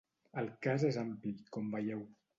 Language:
Catalan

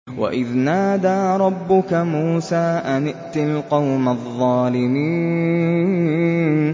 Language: Arabic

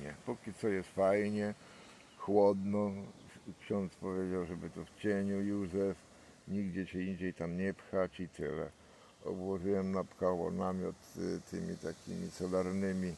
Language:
Polish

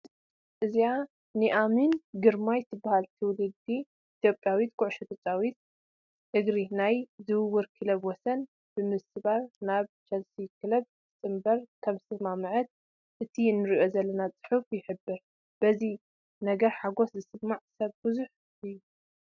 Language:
Tigrinya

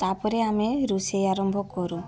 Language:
Odia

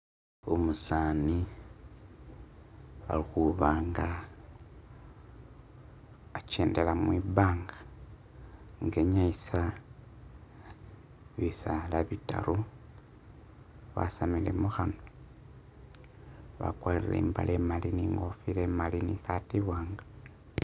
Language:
Masaaba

